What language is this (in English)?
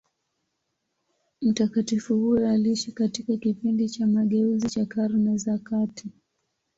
Swahili